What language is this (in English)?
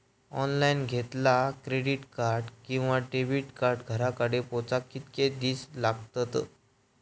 Marathi